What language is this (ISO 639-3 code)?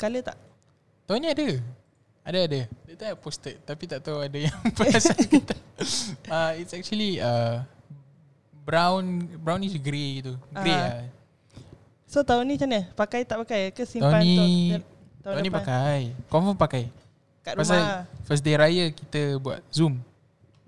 msa